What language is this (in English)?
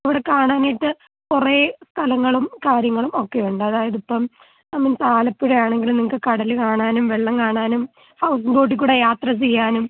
Malayalam